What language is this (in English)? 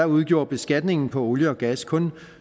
Danish